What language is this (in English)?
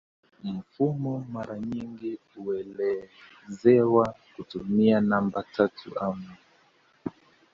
Swahili